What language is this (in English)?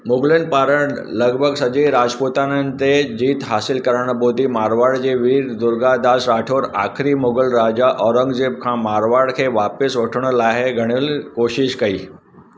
Sindhi